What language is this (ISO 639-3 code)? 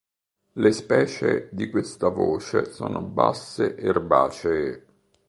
ita